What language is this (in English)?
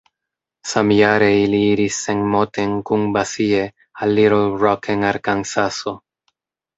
Esperanto